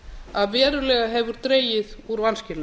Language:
Icelandic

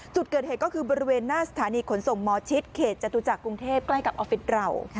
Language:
Thai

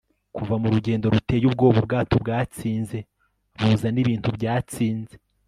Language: Kinyarwanda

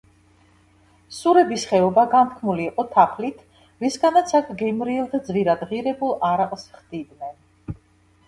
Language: Georgian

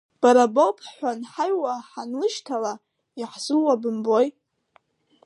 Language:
Abkhazian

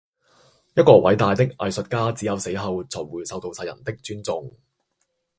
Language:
Cantonese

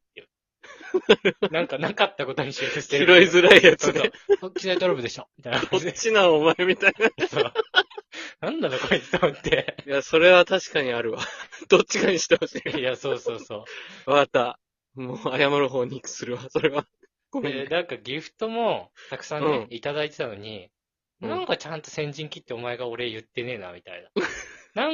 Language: Japanese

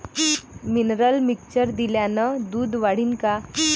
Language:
Marathi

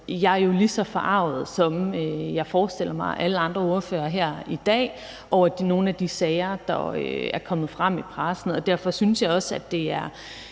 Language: Danish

